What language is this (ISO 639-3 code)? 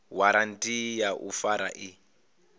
ven